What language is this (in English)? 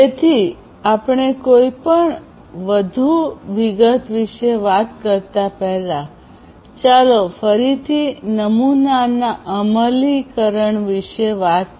Gujarati